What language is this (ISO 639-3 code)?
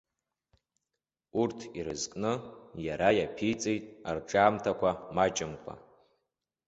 abk